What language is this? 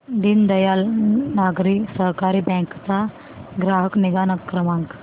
Marathi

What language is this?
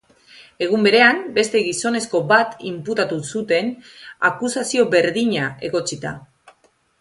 Basque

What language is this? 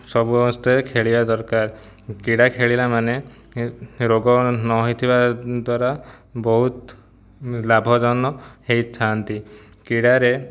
Odia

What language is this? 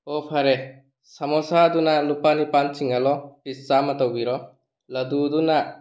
Manipuri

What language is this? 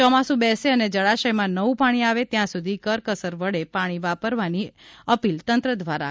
Gujarati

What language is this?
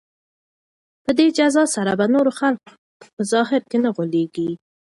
Pashto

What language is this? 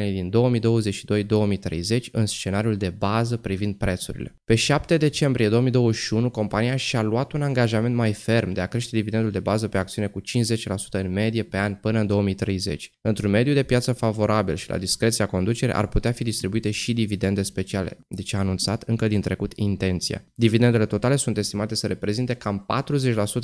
Romanian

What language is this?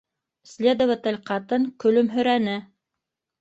Bashkir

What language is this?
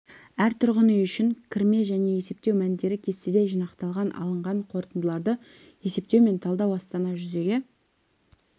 Kazakh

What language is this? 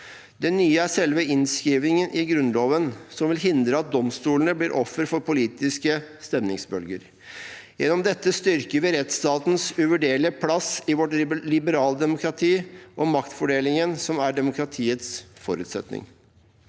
Norwegian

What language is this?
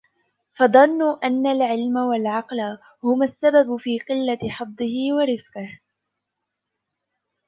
Arabic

